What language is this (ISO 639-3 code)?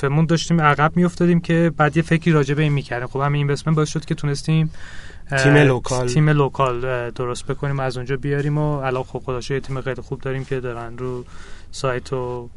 fas